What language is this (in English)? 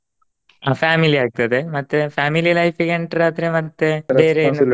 Kannada